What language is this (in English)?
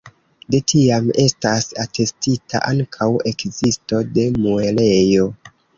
Esperanto